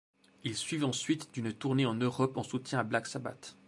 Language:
French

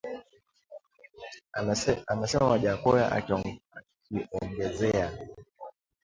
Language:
Swahili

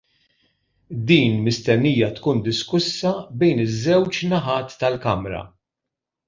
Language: Maltese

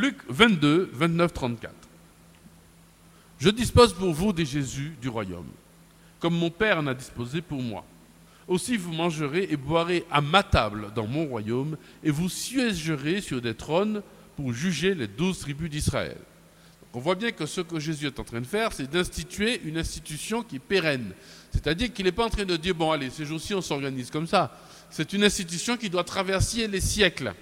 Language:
French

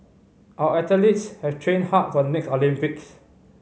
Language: English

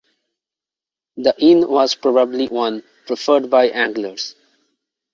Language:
English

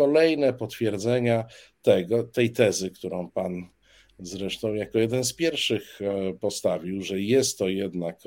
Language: Polish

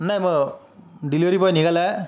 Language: Marathi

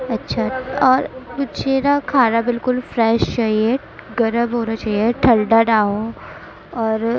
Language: Urdu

